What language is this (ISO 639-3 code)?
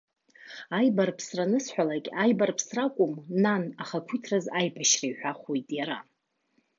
abk